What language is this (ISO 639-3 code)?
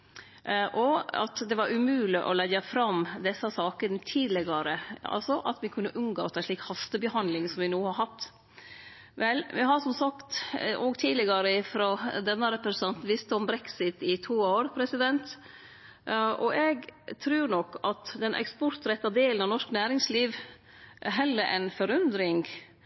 nno